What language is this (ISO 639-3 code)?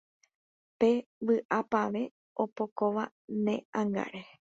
grn